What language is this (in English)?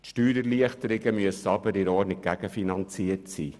Swiss German